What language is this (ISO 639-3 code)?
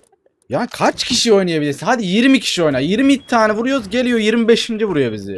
tur